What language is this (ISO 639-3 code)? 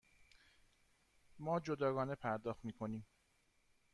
fas